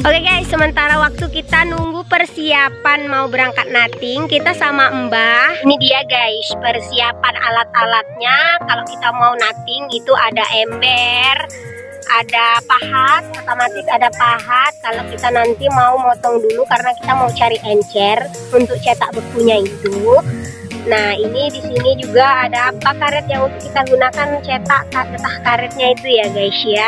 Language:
Indonesian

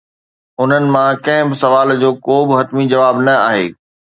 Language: Sindhi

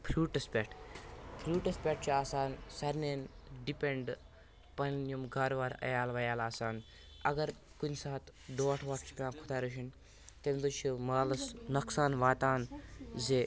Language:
Kashmiri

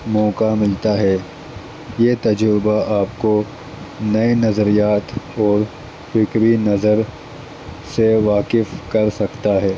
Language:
Urdu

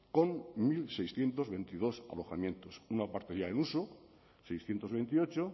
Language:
Spanish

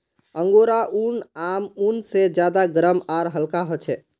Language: Magahi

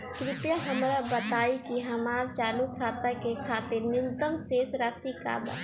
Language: Bhojpuri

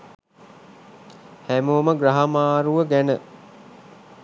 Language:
Sinhala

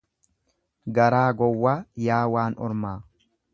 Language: Oromo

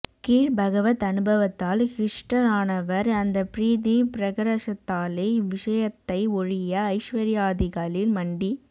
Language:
Tamil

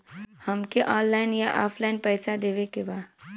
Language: Bhojpuri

